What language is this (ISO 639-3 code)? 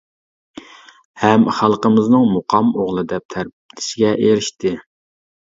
uig